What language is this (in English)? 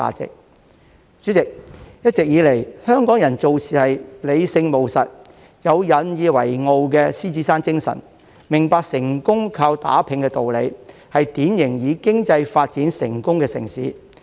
Cantonese